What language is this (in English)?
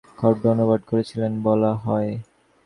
Bangla